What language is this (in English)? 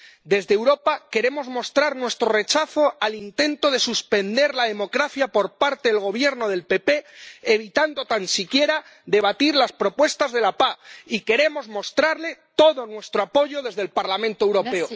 Spanish